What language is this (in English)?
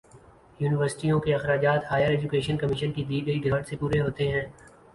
Urdu